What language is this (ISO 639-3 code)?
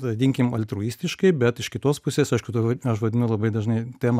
lit